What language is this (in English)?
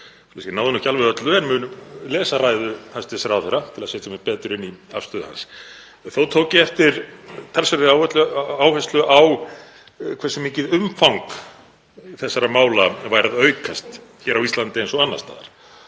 Icelandic